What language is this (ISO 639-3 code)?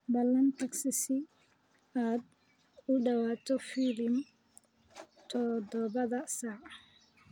som